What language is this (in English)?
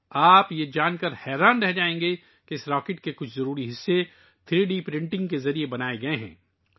Urdu